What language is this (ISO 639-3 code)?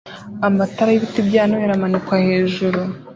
kin